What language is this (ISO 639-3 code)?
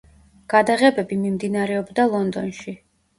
kat